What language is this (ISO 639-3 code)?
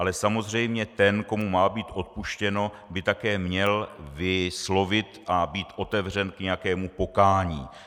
ces